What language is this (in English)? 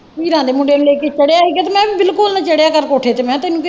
Punjabi